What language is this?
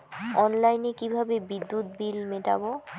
Bangla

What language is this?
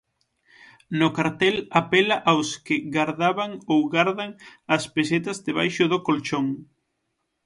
Galician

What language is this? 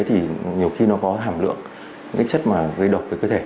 Vietnamese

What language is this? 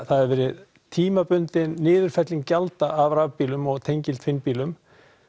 Icelandic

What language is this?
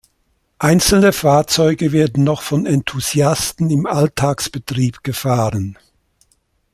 German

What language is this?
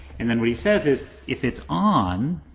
English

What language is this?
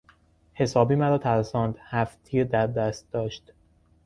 Persian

